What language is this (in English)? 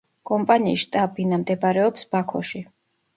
Georgian